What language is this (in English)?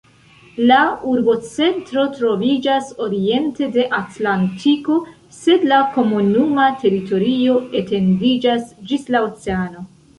Esperanto